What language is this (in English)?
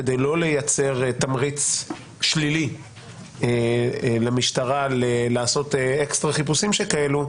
Hebrew